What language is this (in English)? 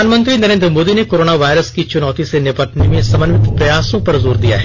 Hindi